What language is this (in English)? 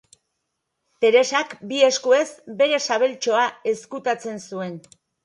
Basque